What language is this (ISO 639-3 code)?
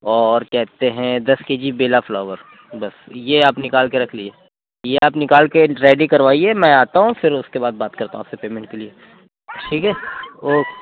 urd